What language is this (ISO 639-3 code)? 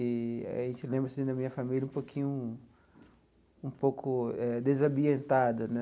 por